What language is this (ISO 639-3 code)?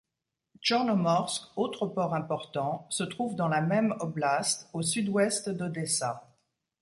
fra